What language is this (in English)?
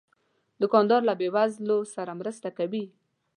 Pashto